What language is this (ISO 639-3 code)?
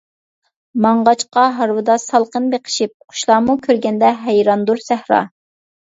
uig